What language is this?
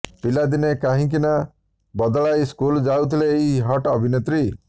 Odia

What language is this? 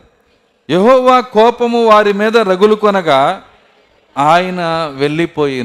Telugu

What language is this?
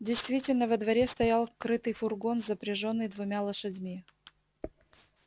Russian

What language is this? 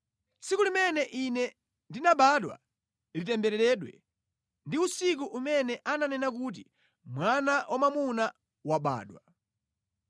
Nyanja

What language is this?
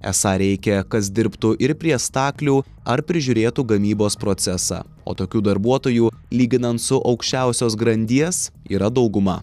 Lithuanian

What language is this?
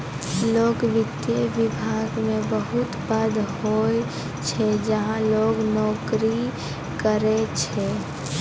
Maithili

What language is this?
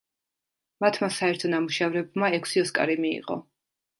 Georgian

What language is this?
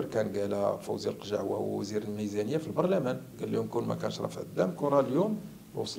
Arabic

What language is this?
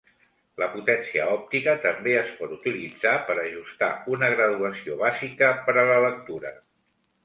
Catalan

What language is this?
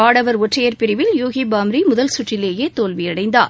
Tamil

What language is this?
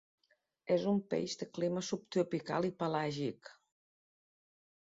Catalan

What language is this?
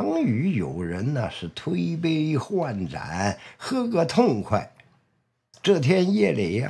Chinese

